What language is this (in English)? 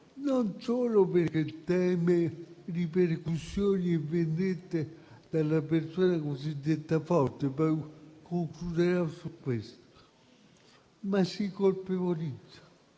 Italian